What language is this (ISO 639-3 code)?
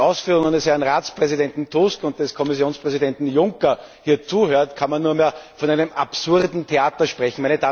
deu